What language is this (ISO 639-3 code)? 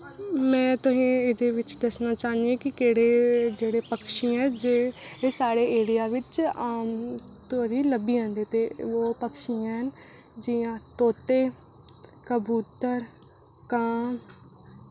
doi